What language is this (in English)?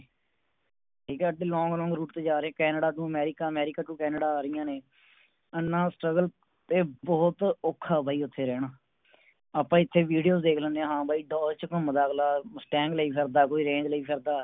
Punjabi